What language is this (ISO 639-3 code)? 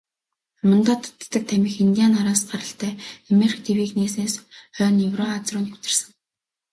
mon